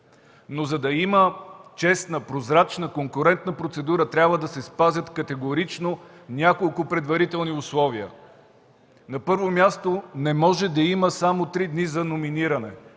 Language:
Bulgarian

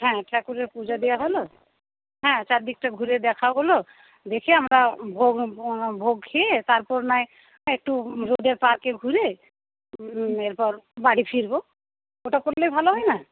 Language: Bangla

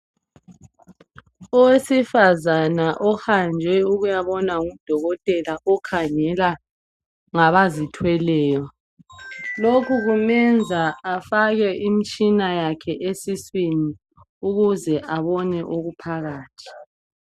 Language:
North Ndebele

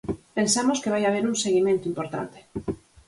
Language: Galician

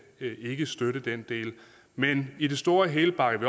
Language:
Danish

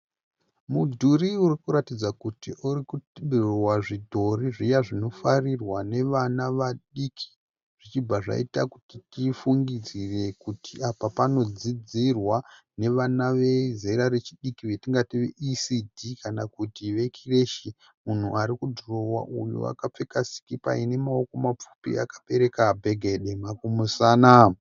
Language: Shona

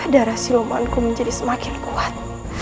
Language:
Indonesian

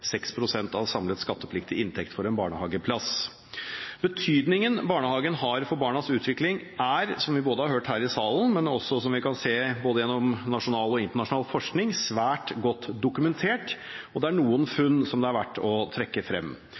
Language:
Norwegian Bokmål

